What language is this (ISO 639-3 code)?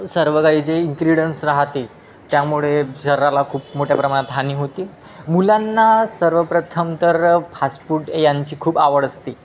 mar